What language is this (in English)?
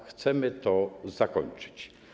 Polish